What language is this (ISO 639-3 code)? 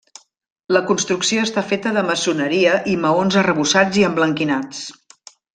cat